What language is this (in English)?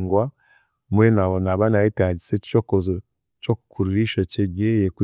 Chiga